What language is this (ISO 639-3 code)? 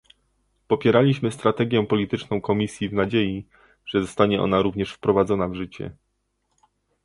pol